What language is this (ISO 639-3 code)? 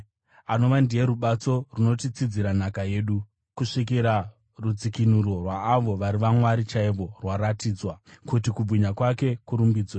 sna